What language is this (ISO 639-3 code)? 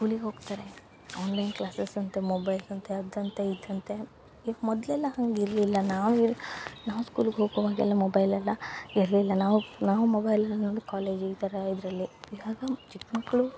kan